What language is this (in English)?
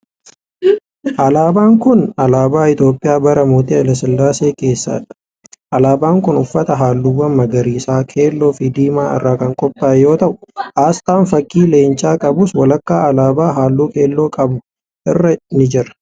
Oromo